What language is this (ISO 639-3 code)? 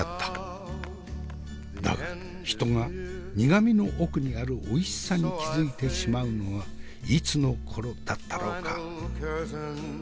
jpn